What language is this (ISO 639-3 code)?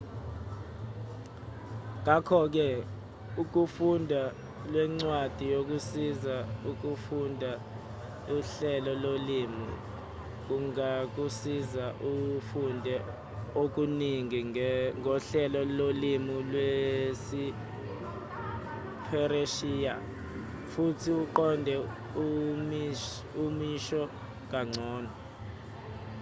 zul